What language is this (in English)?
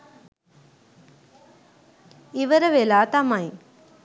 Sinhala